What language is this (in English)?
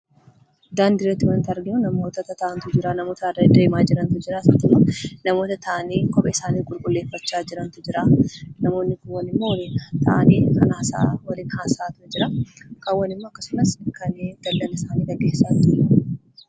Oromo